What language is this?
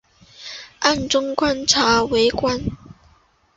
Chinese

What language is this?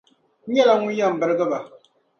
Dagbani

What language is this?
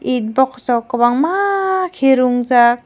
Kok Borok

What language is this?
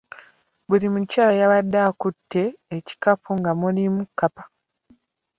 Ganda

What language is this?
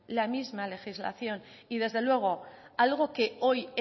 Spanish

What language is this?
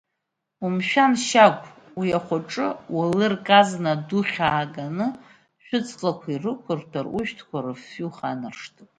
Abkhazian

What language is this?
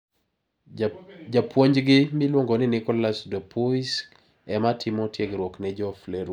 Luo (Kenya and Tanzania)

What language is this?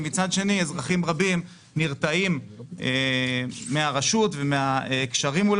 Hebrew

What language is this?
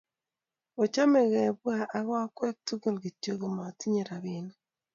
Kalenjin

